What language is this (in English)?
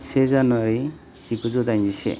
Bodo